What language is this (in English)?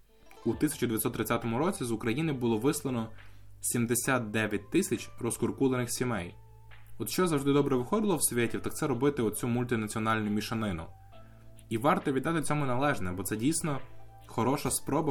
Ukrainian